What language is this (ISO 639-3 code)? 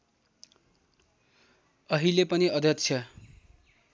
nep